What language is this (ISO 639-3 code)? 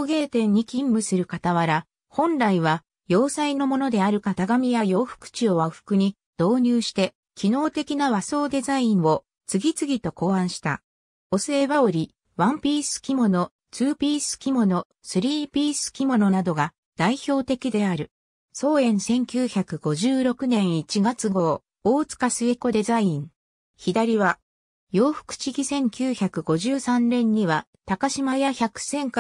jpn